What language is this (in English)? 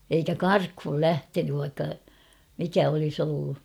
Finnish